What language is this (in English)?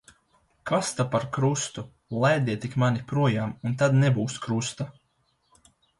Latvian